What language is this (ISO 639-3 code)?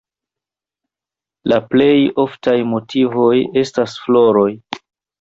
epo